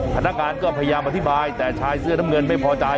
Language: Thai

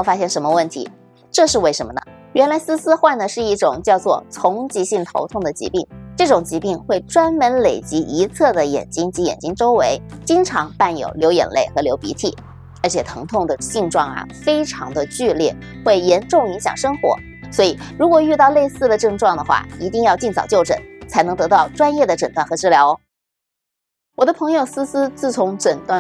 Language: Chinese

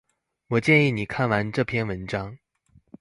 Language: Chinese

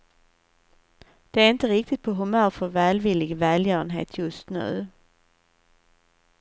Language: Swedish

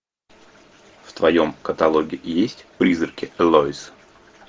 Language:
Russian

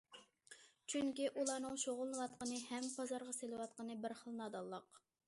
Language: Uyghur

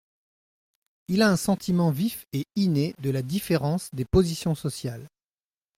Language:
French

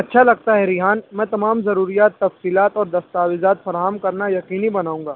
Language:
Urdu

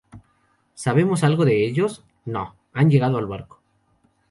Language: Spanish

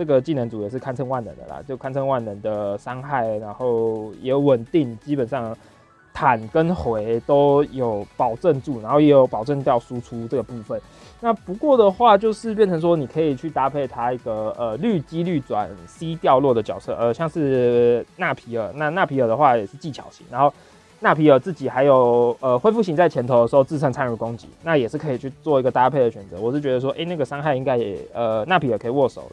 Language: Chinese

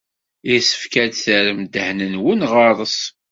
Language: Kabyle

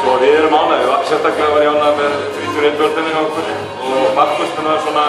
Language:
Norwegian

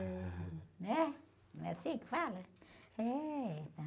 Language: Portuguese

